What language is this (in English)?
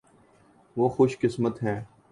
Urdu